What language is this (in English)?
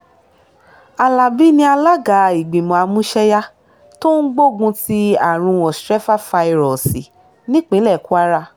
Yoruba